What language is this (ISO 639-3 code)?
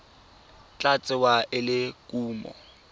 tsn